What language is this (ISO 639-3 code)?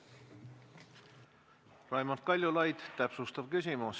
est